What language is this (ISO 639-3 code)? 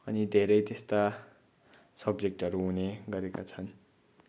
nep